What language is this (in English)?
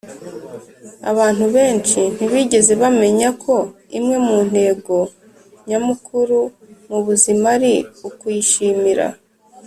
Kinyarwanda